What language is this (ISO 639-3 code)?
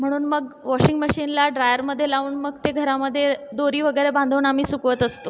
mar